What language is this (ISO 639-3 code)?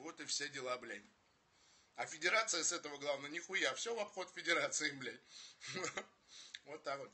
rus